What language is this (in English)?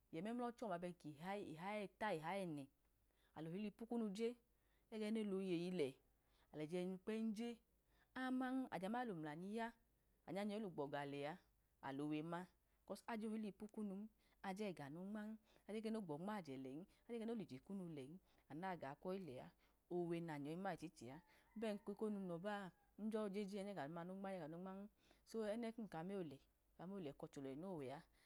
Idoma